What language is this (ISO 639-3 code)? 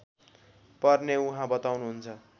nep